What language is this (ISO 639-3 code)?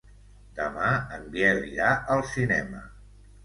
cat